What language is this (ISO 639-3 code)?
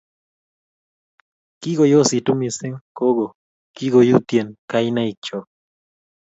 kln